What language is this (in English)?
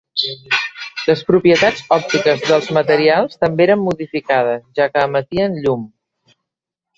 Catalan